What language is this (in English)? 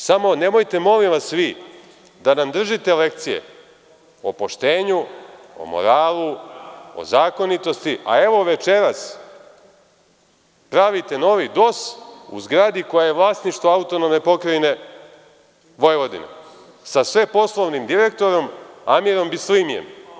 Serbian